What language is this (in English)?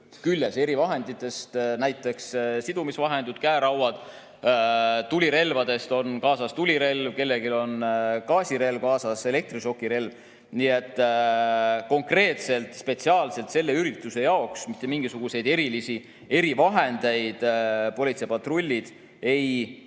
Estonian